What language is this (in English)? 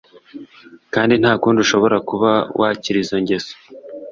Kinyarwanda